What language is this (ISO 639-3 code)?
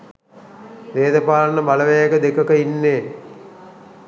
sin